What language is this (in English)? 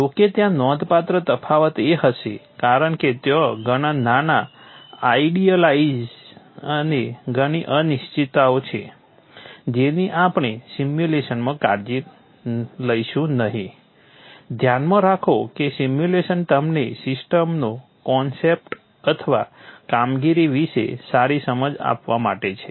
Gujarati